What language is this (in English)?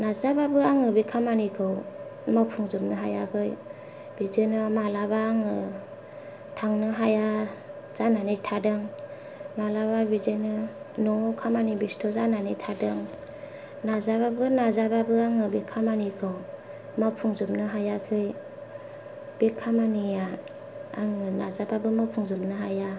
Bodo